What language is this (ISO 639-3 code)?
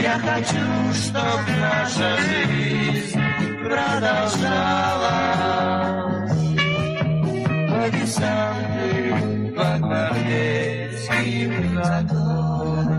rus